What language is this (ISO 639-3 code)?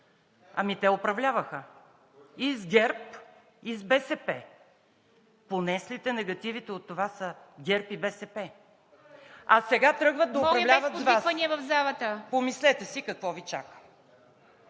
bul